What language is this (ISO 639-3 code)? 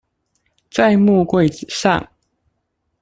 zho